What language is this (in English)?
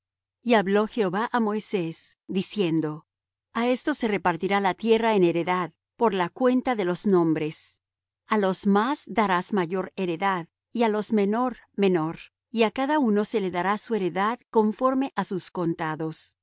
Spanish